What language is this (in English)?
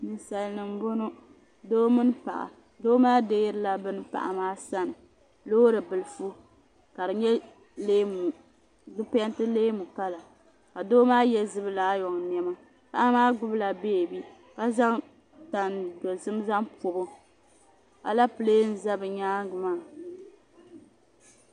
Dagbani